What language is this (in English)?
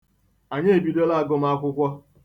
Igbo